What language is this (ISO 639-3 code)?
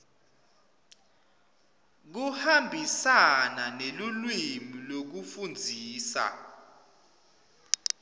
ssw